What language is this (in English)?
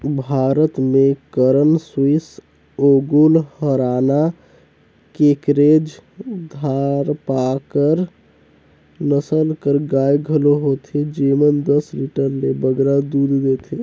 Chhattisgarhi